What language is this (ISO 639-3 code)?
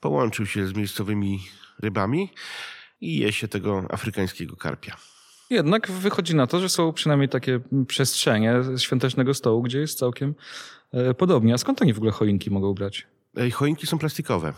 pol